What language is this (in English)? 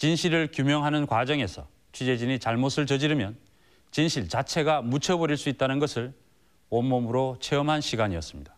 Korean